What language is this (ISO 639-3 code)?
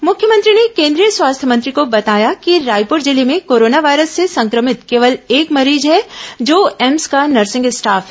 hin